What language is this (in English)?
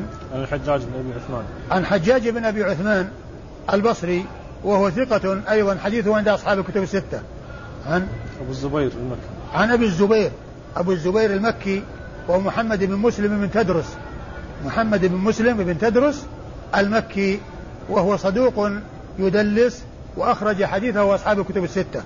Arabic